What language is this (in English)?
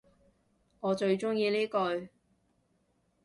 Cantonese